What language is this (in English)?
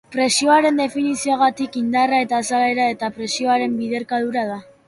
Basque